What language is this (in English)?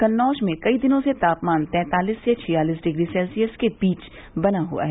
Hindi